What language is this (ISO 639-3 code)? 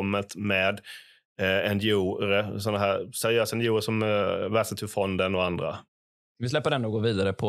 swe